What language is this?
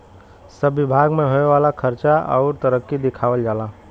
Bhojpuri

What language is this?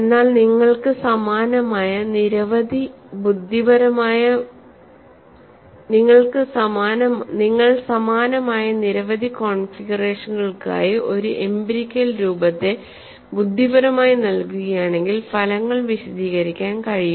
Malayalam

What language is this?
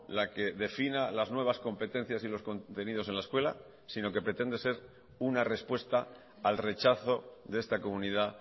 Spanish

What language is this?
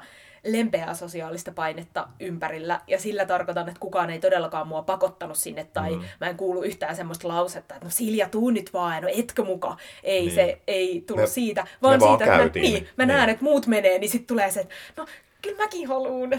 Finnish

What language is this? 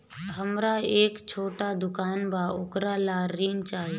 Bhojpuri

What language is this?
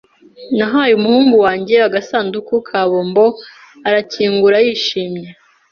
Kinyarwanda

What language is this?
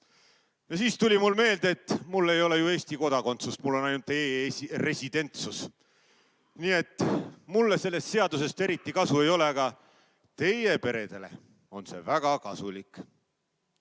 Estonian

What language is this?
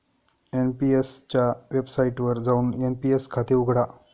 Marathi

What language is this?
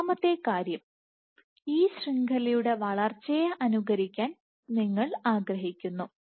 Malayalam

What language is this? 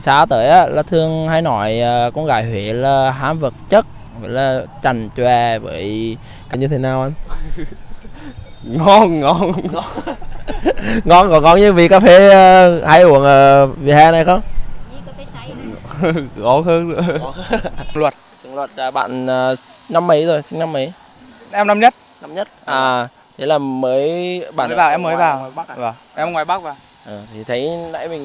Vietnamese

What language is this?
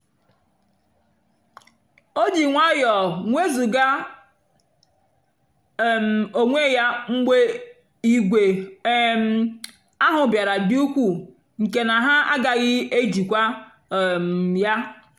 Igbo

